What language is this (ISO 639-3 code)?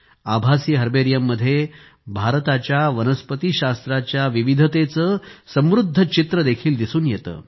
mar